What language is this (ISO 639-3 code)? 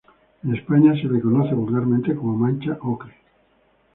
spa